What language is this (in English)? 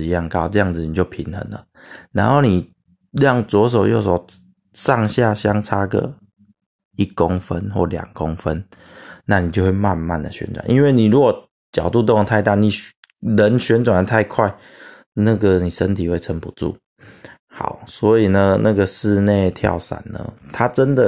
Chinese